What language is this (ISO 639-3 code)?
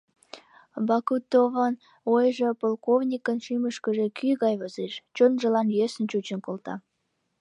chm